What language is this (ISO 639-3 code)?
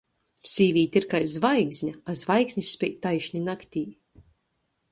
ltg